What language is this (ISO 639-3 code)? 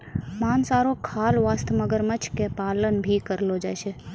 mai